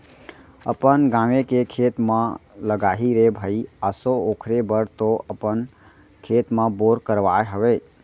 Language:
Chhattisgarhi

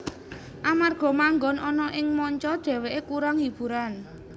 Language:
Javanese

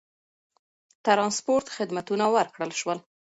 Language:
Pashto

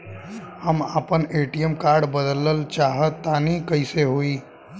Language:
Bhojpuri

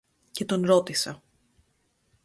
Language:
Greek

